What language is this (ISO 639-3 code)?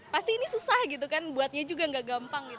ind